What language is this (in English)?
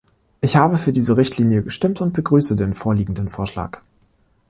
German